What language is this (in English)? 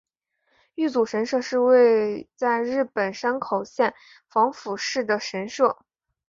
Chinese